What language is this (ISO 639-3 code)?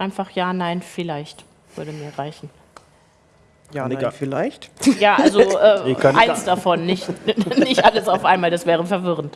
deu